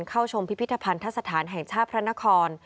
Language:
Thai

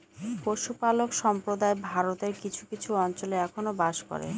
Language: Bangla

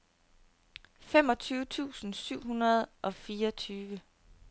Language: Danish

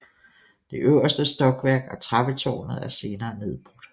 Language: Danish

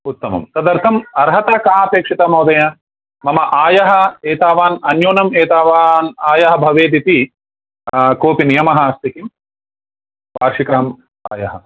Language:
Sanskrit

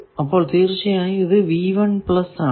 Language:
Malayalam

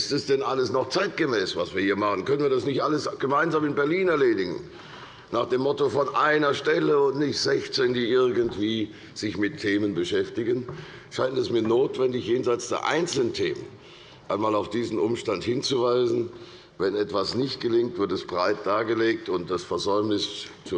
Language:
German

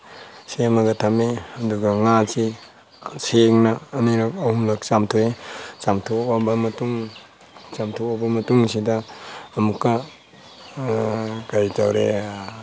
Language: Manipuri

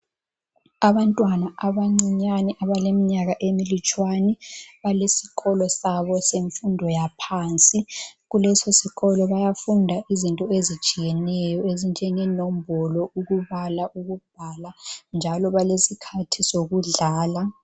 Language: North Ndebele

